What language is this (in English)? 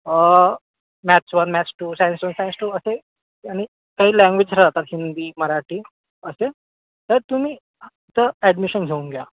Marathi